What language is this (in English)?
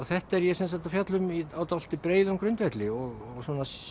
Icelandic